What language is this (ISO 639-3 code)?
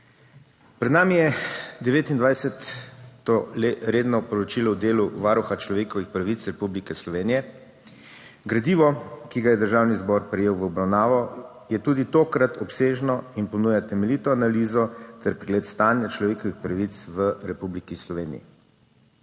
slv